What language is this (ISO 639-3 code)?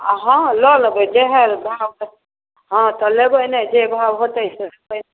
mai